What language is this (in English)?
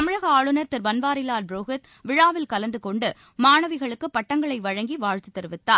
Tamil